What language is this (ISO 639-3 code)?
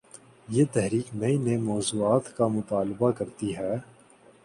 urd